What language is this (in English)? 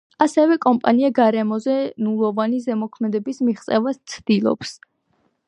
Georgian